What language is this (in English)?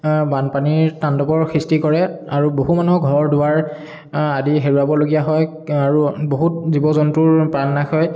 Assamese